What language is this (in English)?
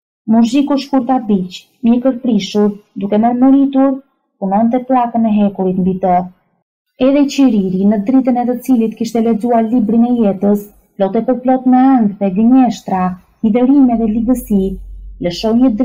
Romanian